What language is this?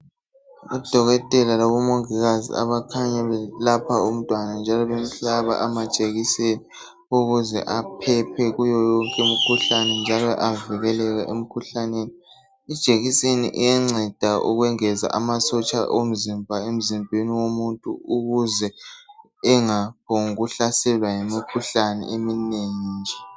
North Ndebele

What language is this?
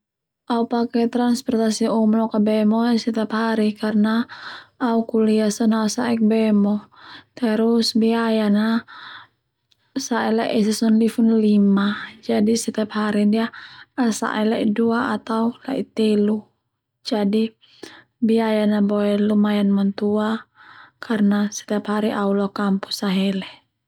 Termanu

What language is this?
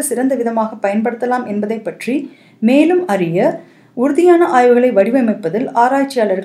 Tamil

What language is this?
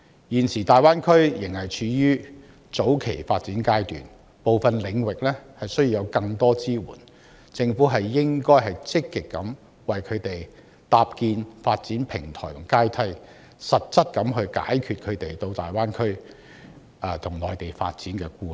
Cantonese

